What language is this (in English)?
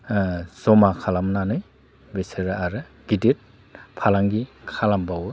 Bodo